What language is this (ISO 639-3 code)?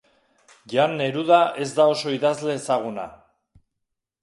eus